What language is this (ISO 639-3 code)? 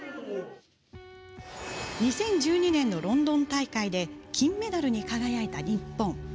jpn